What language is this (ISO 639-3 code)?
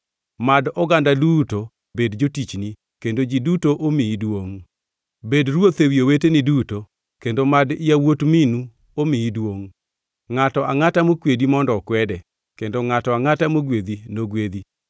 luo